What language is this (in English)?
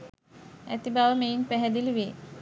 Sinhala